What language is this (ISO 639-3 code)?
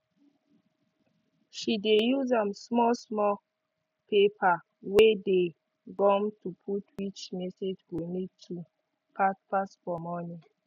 pcm